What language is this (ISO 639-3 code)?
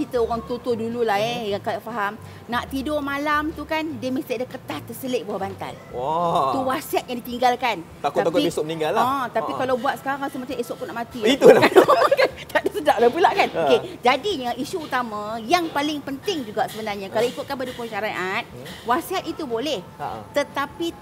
msa